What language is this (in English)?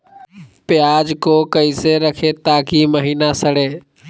Magahi